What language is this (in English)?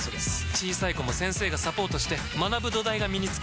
Japanese